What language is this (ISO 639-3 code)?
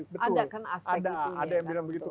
ind